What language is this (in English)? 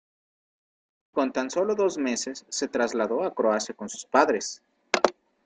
Spanish